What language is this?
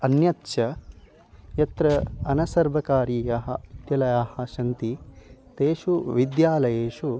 Sanskrit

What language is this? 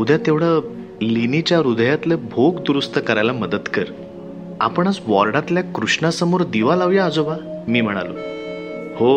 Marathi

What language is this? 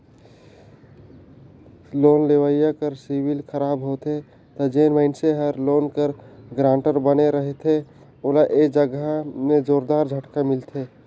Chhattisgarhi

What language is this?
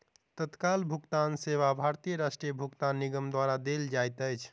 Maithili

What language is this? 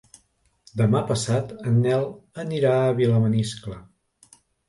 Catalan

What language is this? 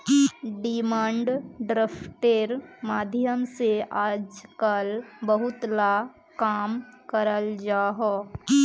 Magahi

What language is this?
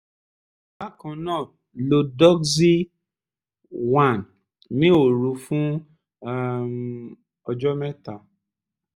Yoruba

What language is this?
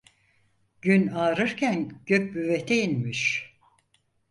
Turkish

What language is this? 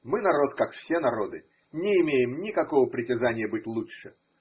Russian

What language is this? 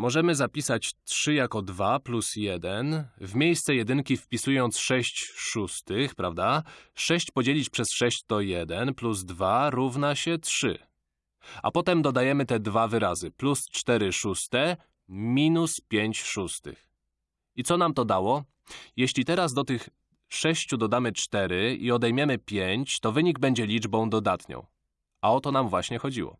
Polish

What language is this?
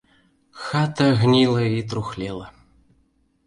Belarusian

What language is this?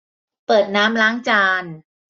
Thai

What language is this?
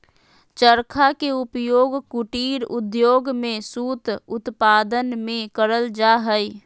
Magahi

